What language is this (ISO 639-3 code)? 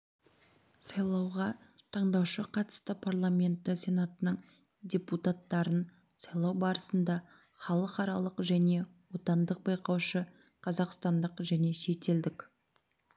kaz